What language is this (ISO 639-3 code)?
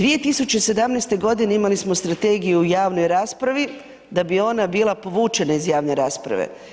hrv